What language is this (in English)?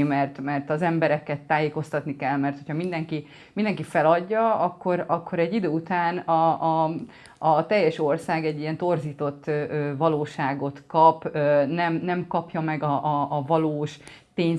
Hungarian